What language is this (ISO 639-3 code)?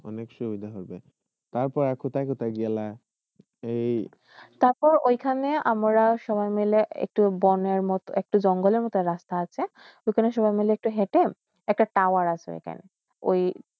ben